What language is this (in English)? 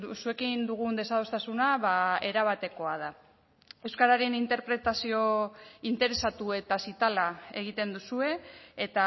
Basque